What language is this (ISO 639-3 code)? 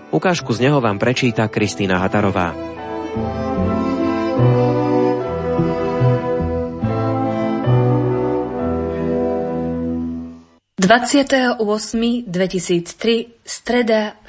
slk